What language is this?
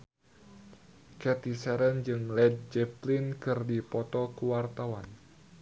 Sundanese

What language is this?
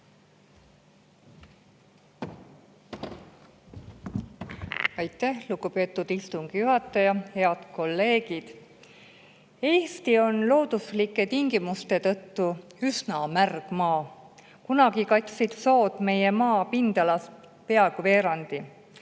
Estonian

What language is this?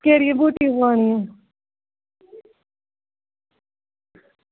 Dogri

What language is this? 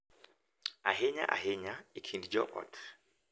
Luo (Kenya and Tanzania)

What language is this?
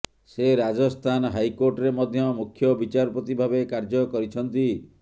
Odia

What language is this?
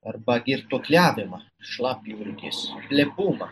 Lithuanian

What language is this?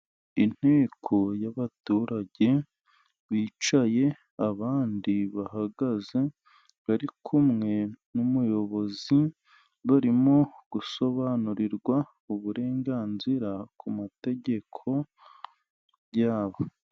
Kinyarwanda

